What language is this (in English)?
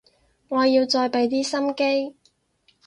Cantonese